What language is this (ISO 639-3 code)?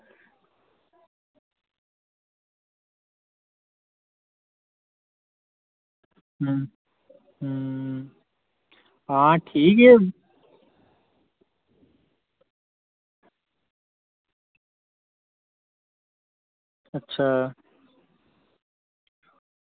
doi